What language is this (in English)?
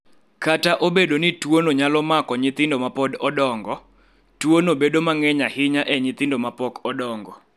Luo (Kenya and Tanzania)